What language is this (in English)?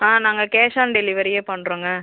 Tamil